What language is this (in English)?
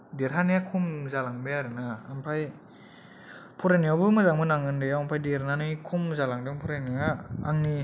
Bodo